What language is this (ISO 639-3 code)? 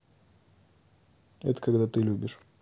rus